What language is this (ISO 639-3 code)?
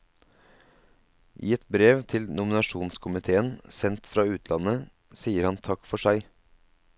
nor